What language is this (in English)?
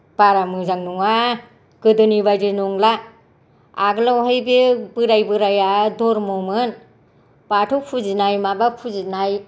Bodo